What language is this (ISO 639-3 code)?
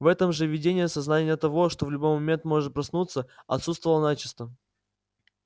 rus